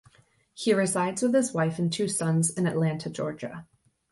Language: English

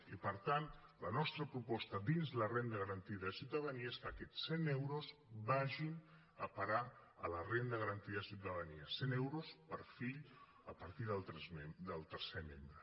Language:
Catalan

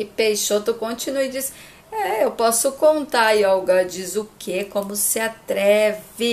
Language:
Portuguese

